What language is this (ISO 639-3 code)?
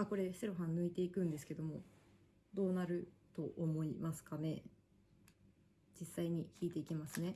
jpn